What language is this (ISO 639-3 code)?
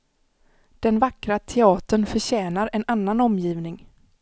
swe